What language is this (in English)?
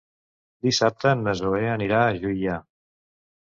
Catalan